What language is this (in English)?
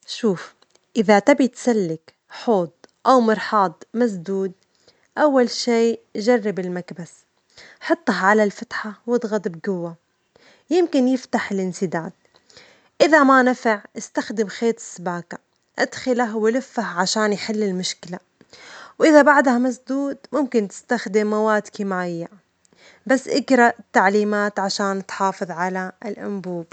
Omani Arabic